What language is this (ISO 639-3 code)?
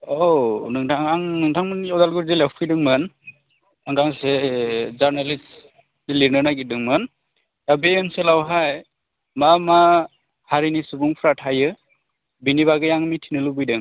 brx